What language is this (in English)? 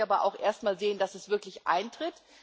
German